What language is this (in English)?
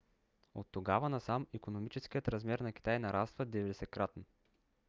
Bulgarian